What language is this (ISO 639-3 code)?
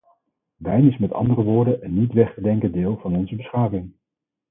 nld